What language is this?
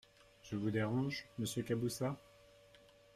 French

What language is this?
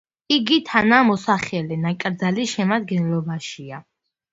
Georgian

